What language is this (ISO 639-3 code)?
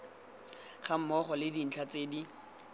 tsn